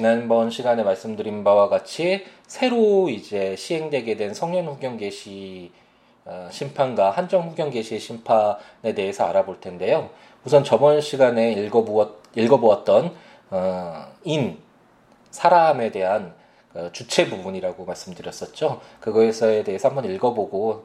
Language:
Korean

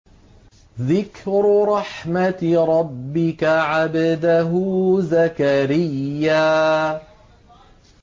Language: Arabic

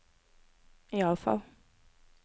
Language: Norwegian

